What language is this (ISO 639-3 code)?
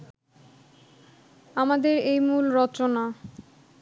ben